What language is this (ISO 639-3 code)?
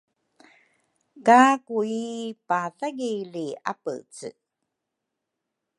dru